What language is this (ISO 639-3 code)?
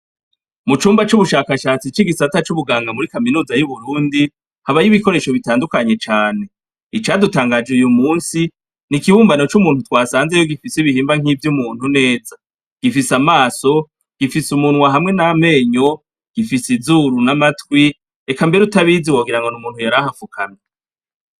run